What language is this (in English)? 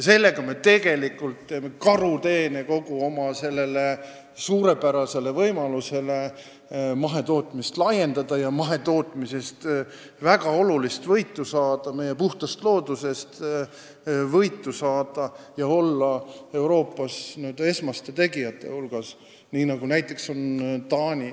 Estonian